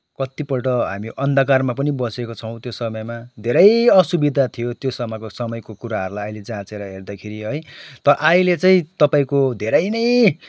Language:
Nepali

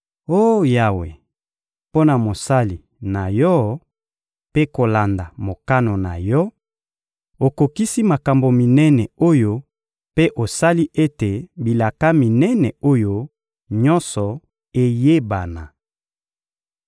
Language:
Lingala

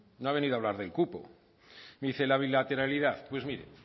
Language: Spanish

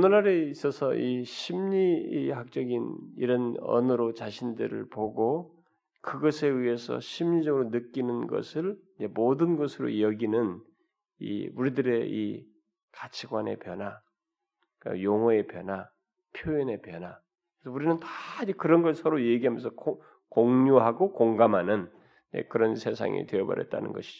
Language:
Korean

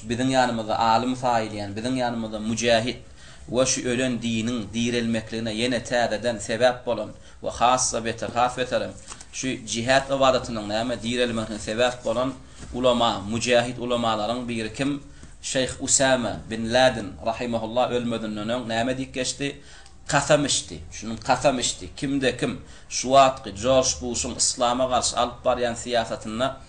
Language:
Arabic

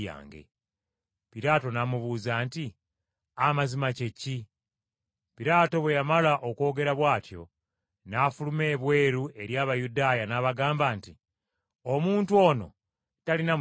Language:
Ganda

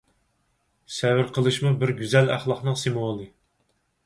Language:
Uyghur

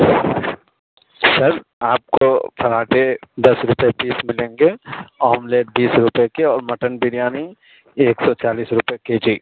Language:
Urdu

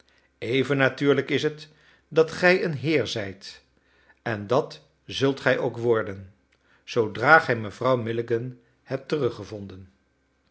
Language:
Dutch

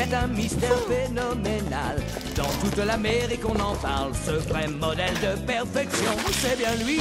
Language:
French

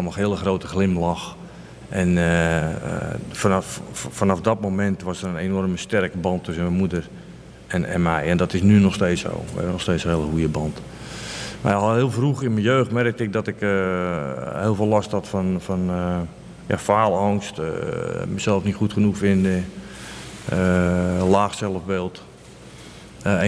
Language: Dutch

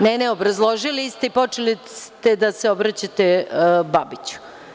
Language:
Serbian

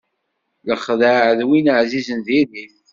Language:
Kabyle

